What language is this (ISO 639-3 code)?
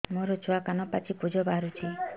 ori